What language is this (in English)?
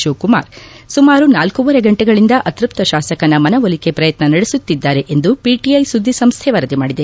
Kannada